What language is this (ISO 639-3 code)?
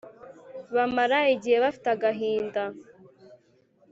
kin